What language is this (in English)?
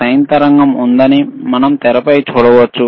Telugu